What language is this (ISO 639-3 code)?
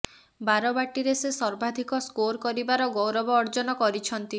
ori